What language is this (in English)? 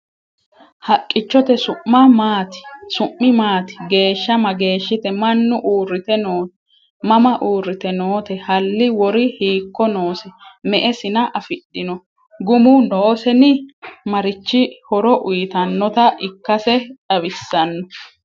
Sidamo